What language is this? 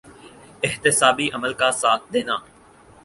Urdu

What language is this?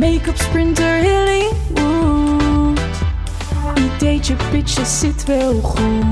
Dutch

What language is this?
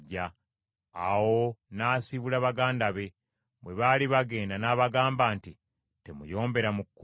Ganda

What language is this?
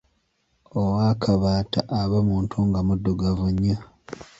Ganda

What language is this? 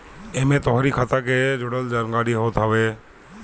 Bhojpuri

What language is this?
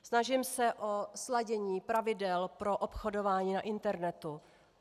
Czech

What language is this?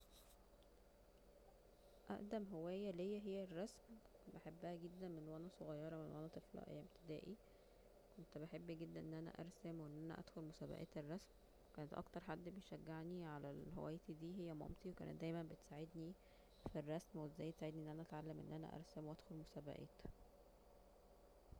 Egyptian Arabic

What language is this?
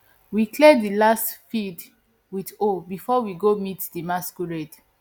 Nigerian Pidgin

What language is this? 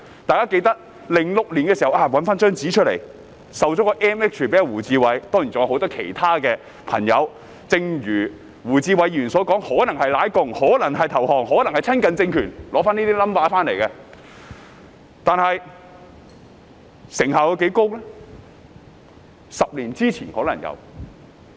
Cantonese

